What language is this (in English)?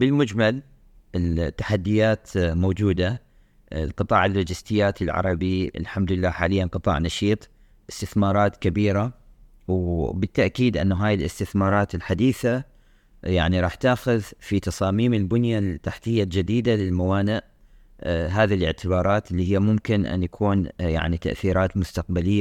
Arabic